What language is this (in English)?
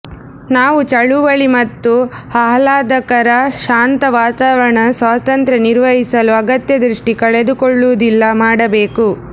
Kannada